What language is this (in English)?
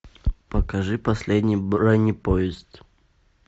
Russian